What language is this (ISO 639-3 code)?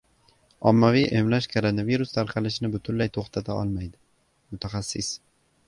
uzb